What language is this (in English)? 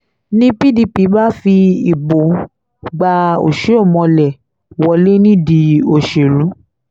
Yoruba